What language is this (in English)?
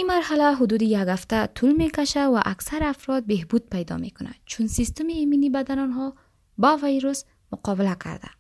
Persian